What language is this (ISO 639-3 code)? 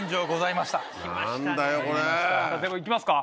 jpn